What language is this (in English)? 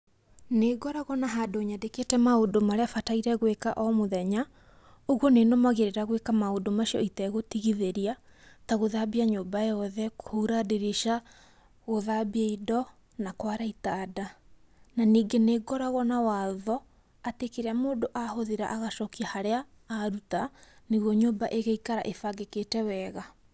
Kikuyu